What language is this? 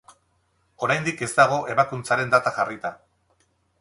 Basque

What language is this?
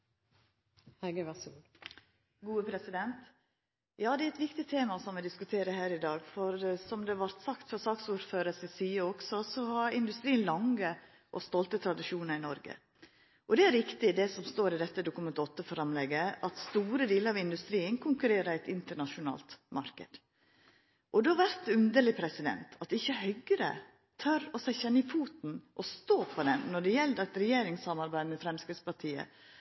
Norwegian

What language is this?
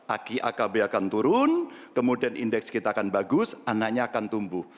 Indonesian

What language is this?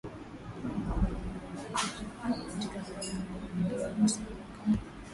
Swahili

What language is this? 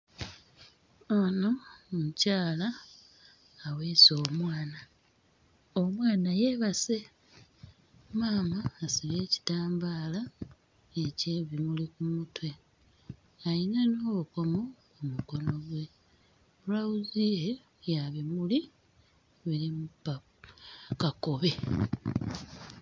Ganda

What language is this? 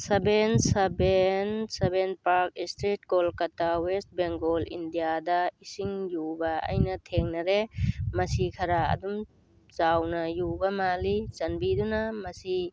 Manipuri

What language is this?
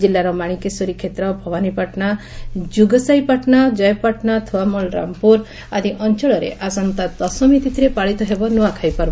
Odia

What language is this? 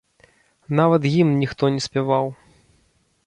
Belarusian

